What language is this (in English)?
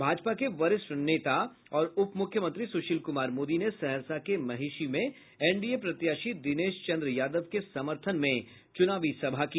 Hindi